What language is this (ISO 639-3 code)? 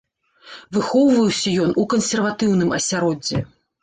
bel